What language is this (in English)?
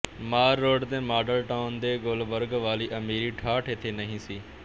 Punjabi